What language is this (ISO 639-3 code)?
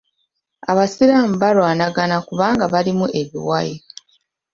lug